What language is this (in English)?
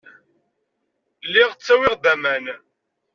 Kabyle